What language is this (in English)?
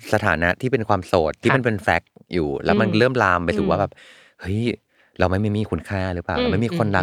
Thai